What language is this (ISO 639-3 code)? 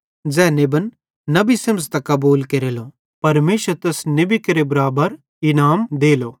bhd